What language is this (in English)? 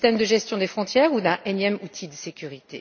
French